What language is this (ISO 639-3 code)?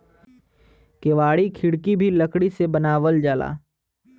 bho